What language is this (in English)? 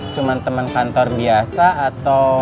Indonesian